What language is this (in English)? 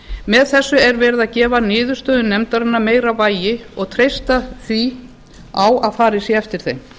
Icelandic